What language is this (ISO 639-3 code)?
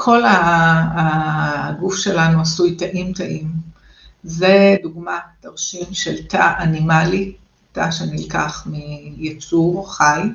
heb